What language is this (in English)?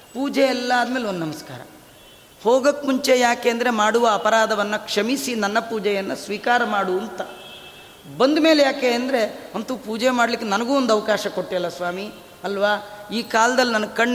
Kannada